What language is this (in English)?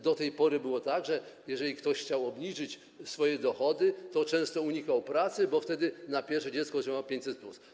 Polish